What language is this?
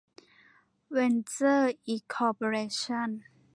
Thai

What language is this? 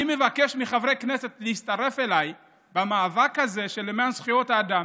Hebrew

